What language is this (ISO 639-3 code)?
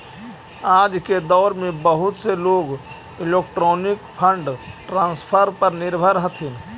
mag